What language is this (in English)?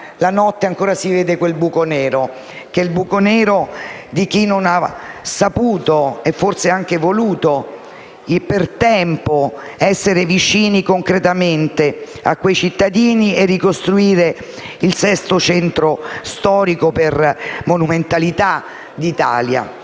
Italian